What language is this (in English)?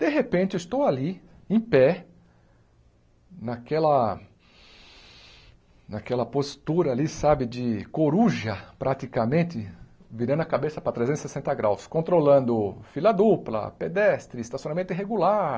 Portuguese